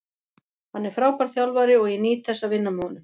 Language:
Icelandic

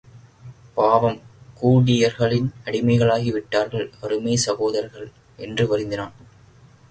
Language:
Tamil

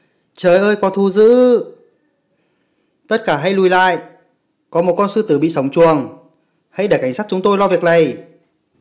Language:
Vietnamese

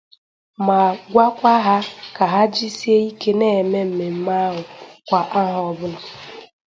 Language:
Igbo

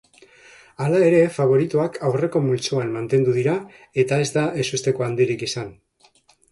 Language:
Basque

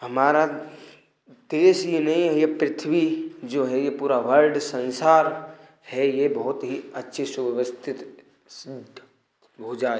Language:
Hindi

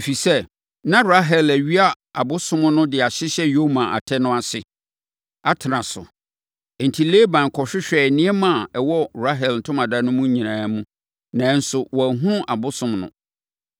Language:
Akan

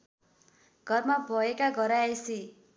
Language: Nepali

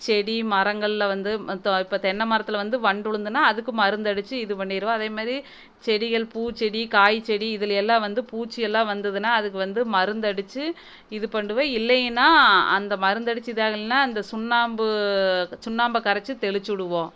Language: Tamil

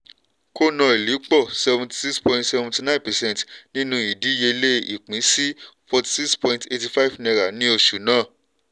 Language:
Yoruba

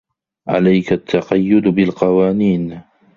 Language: Arabic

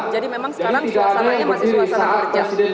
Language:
Indonesian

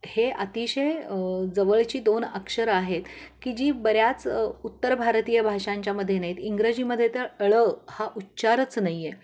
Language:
Marathi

